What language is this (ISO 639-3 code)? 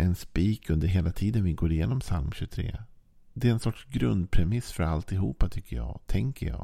swe